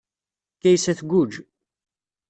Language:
Kabyle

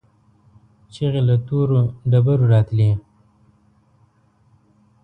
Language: Pashto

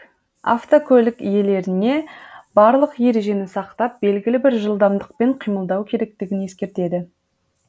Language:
Kazakh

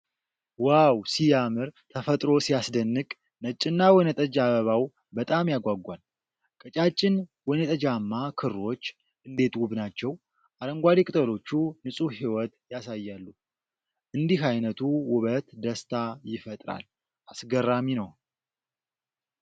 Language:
Amharic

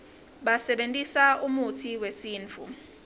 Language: Swati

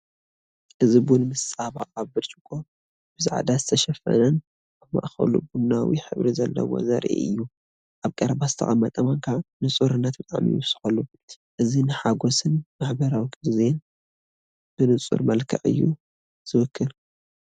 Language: Tigrinya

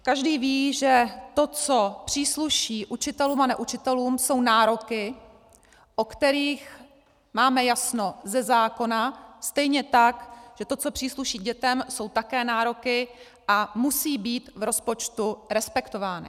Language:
Czech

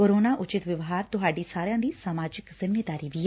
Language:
Punjabi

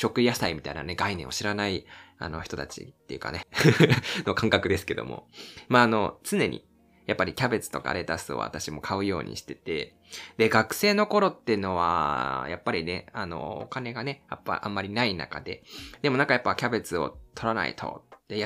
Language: Japanese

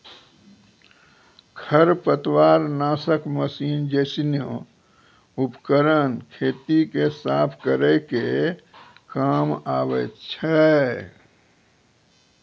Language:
Maithili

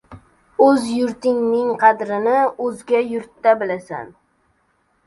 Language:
Uzbek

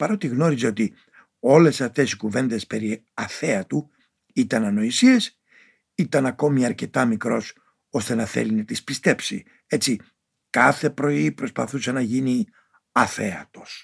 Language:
Greek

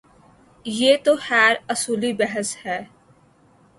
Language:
Urdu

